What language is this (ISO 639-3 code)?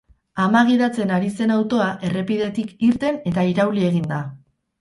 eus